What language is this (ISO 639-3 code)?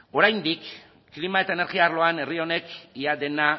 eus